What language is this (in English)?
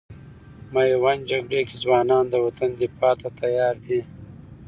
Pashto